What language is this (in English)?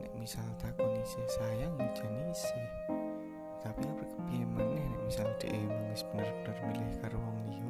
Indonesian